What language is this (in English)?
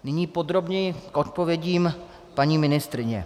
Czech